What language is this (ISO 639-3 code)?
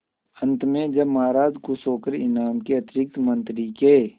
hin